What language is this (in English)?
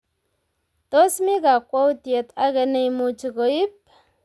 Kalenjin